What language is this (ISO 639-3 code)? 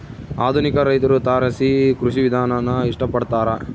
kan